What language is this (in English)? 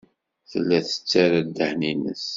Kabyle